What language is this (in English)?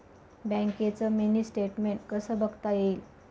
Marathi